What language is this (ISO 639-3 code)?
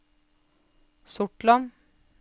nor